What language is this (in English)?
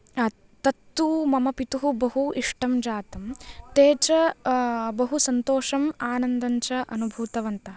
Sanskrit